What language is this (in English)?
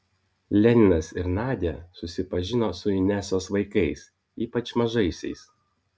Lithuanian